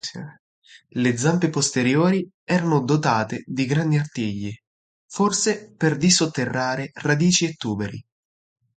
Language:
Italian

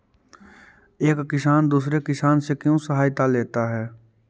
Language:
Magahi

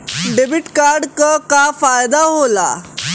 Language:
Bhojpuri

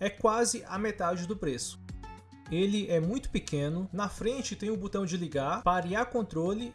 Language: Portuguese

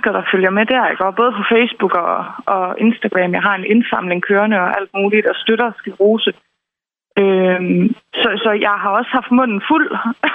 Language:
Danish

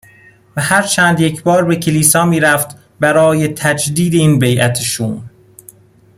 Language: Persian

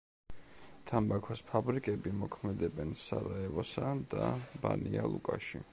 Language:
Georgian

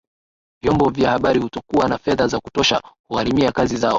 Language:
Swahili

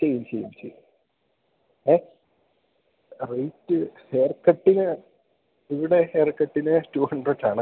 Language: Malayalam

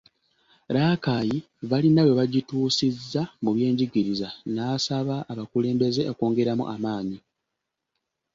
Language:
Ganda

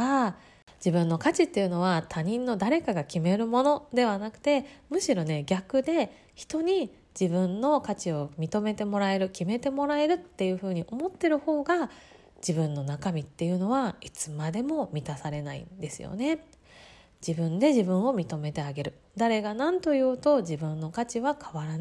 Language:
Japanese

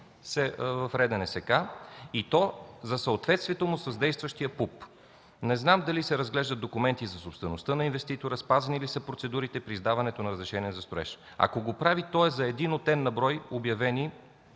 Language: Bulgarian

